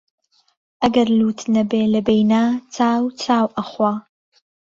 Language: Central Kurdish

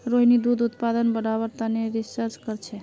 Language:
Magahi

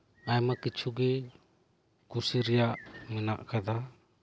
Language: Santali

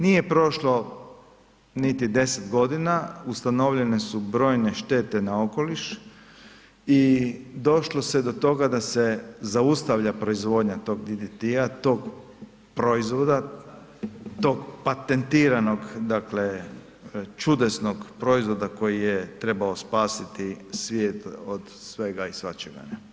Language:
Croatian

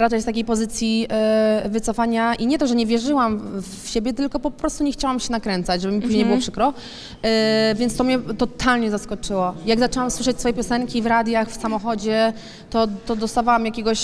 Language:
Polish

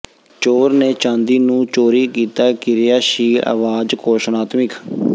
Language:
Punjabi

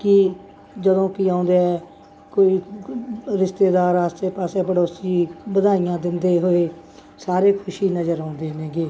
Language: Punjabi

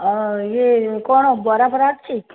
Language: Odia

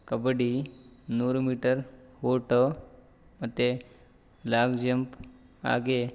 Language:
Kannada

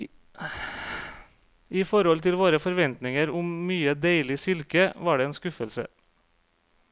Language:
Norwegian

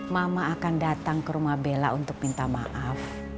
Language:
Indonesian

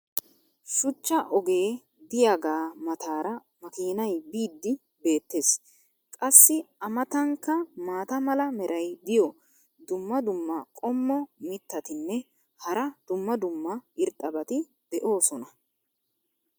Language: Wolaytta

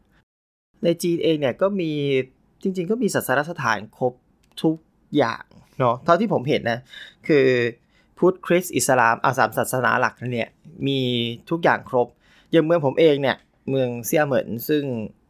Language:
Thai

